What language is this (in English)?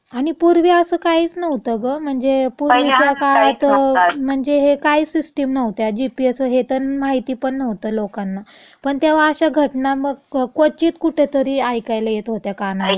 Marathi